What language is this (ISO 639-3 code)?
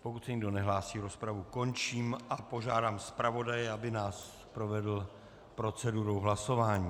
ces